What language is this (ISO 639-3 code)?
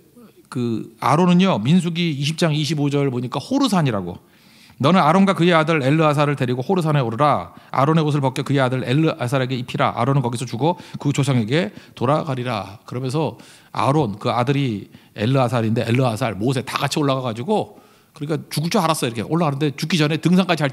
kor